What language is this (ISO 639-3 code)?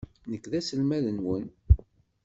kab